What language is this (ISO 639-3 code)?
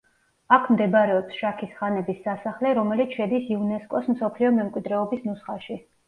kat